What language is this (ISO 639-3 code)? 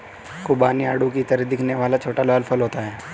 hin